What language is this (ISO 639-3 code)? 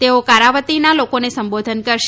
guj